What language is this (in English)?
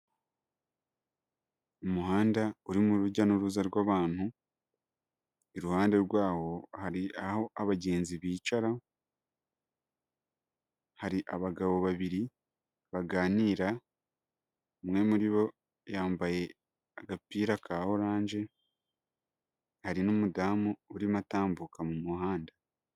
Kinyarwanda